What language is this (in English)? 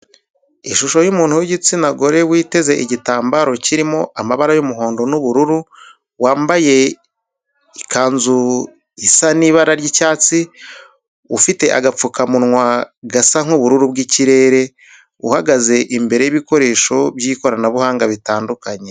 Kinyarwanda